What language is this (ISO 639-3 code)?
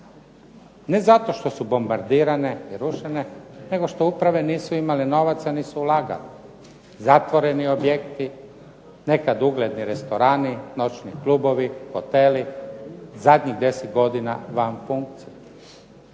hrv